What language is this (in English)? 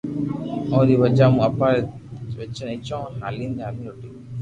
Loarki